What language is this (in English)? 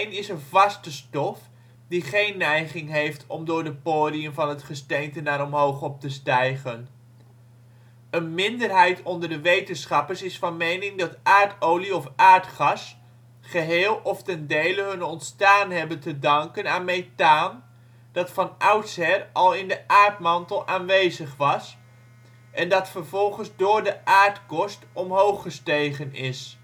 Dutch